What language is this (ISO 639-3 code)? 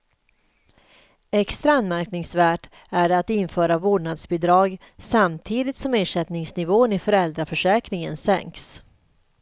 swe